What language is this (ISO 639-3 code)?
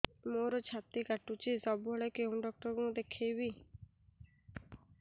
ori